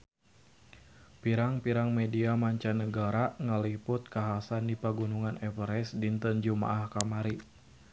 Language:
Sundanese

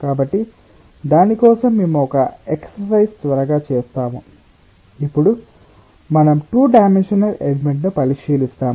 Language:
Telugu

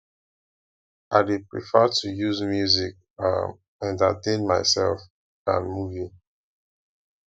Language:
Nigerian Pidgin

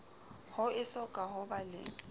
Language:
Southern Sotho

